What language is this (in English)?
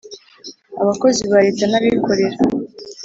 Kinyarwanda